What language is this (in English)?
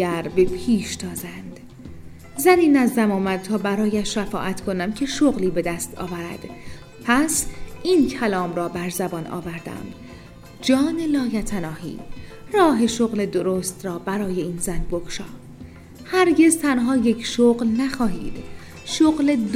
Persian